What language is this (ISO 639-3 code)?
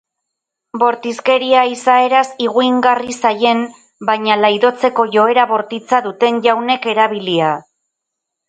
eus